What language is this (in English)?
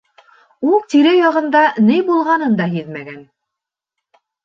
Bashkir